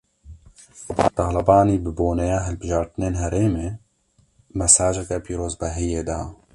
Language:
Kurdish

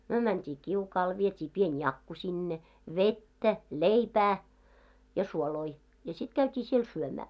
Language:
Finnish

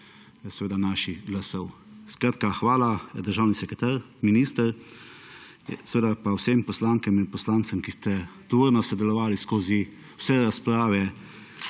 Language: Slovenian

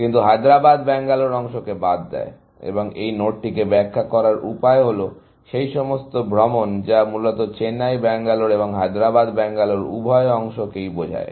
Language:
Bangla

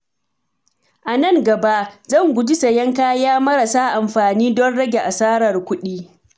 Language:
Hausa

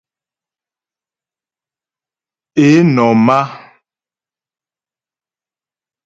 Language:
Ghomala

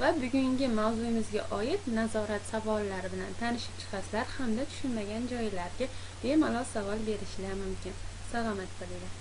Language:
Turkish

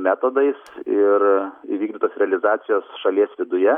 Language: Lithuanian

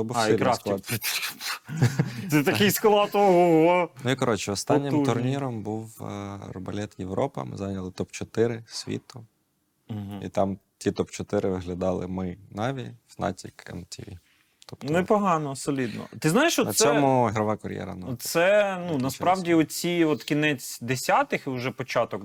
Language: Ukrainian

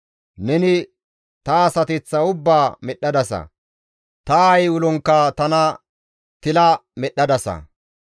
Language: Gamo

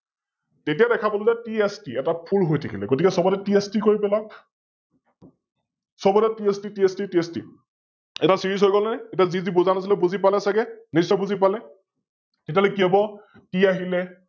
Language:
Assamese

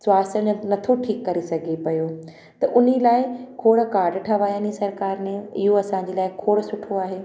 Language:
Sindhi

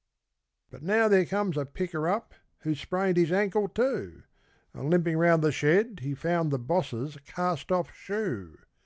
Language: English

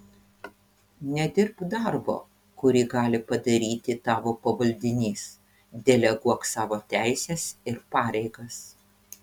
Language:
Lithuanian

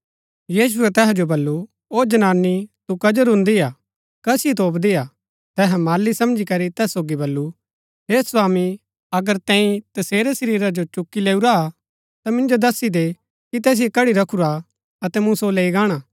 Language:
Gaddi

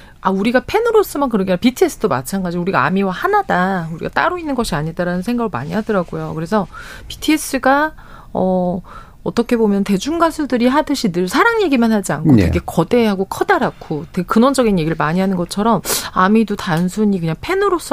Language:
Korean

